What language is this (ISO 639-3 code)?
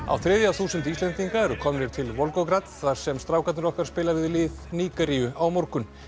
isl